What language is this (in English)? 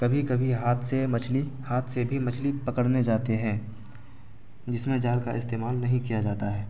Urdu